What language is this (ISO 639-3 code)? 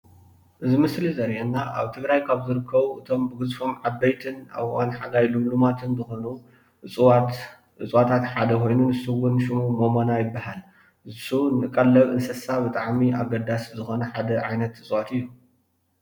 tir